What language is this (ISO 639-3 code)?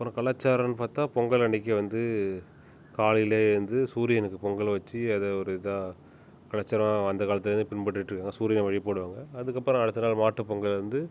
tam